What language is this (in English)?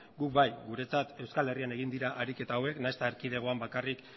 Basque